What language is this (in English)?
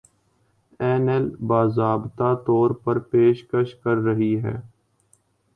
Urdu